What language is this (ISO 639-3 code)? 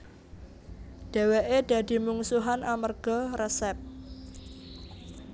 jav